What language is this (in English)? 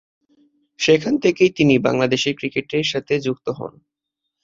Bangla